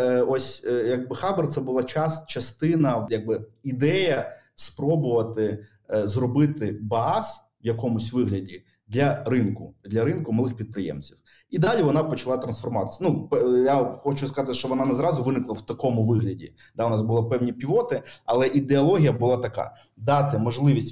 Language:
Ukrainian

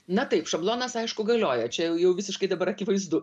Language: Lithuanian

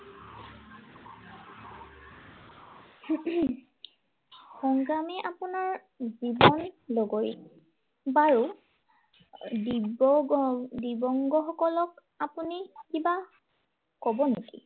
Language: Assamese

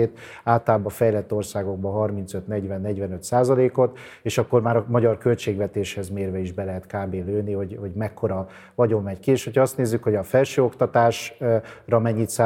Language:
Hungarian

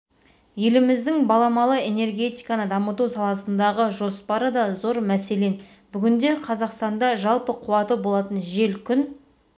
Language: Kazakh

